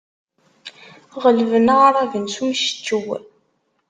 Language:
Kabyle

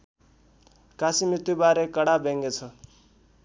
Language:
Nepali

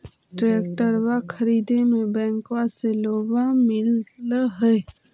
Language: Magahi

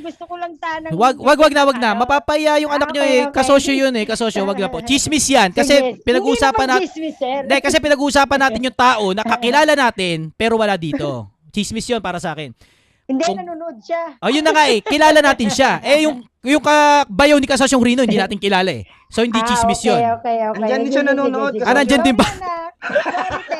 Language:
Filipino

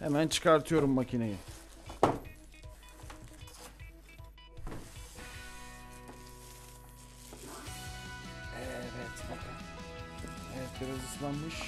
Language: Turkish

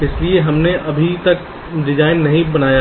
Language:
Hindi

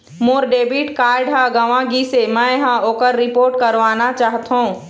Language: Chhattisgarhi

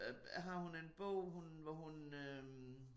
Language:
Danish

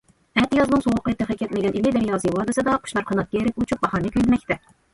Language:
Uyghur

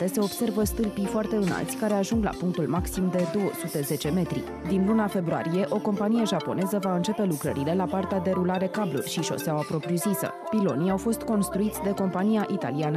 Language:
Romanian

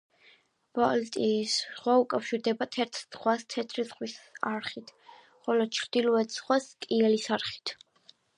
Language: Georgian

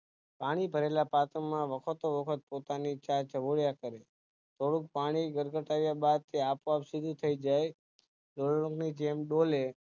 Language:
Gujarati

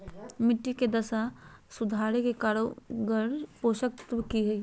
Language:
Magahi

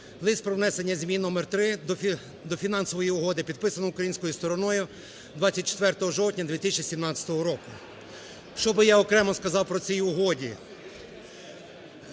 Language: Ukrainian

